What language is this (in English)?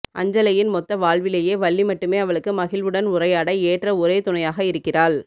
Tamil